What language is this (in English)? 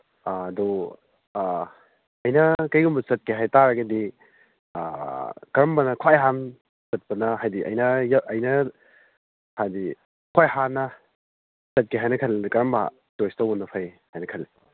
Manipuri